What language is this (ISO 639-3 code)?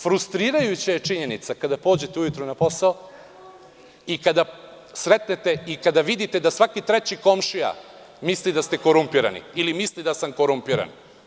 srp